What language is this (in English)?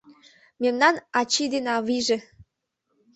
Mari